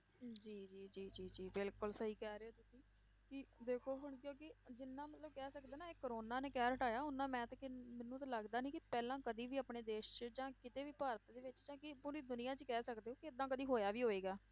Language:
Punjabi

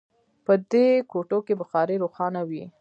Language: Pashto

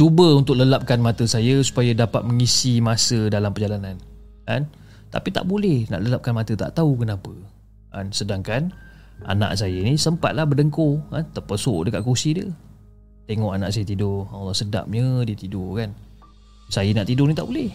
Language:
Malay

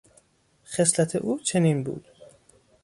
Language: Persian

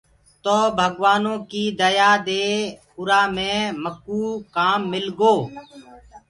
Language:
Gurgula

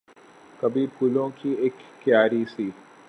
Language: Urdu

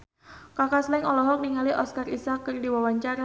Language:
Sundanese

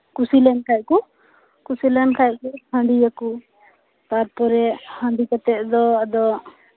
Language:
Santali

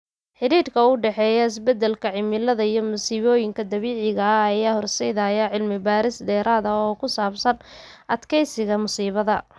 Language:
Somali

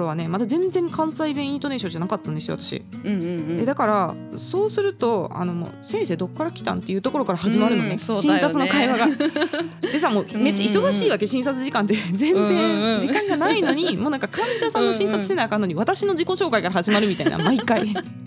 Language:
Japanese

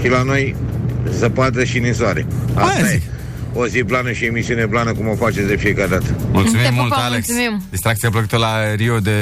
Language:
Romanian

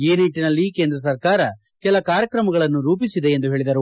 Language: Kannada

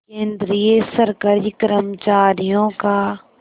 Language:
Hindi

